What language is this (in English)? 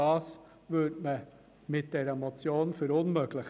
Swiss German